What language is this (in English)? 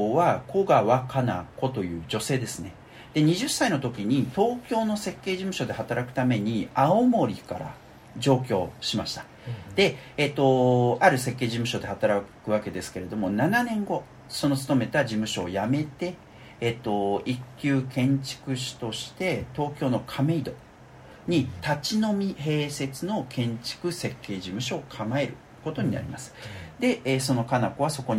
Japanese